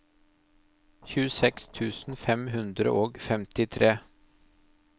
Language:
Norwegian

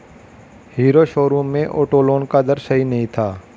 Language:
Hindi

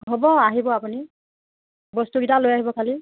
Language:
Assamese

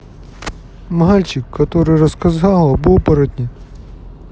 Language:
Russian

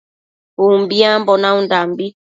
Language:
Matsés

